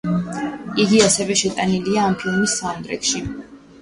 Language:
Georgian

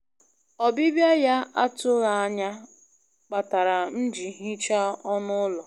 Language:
Igbo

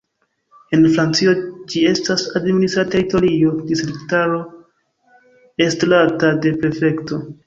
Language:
Esperanto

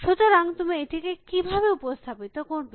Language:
Bangla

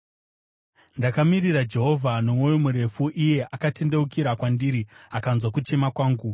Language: Shona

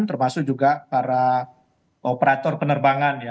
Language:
Indonesian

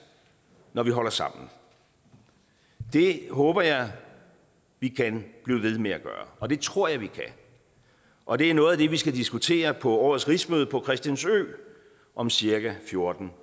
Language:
Danish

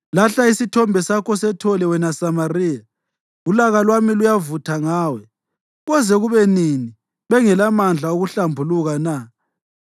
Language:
North Ndebele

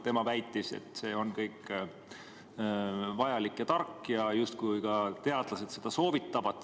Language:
Estonian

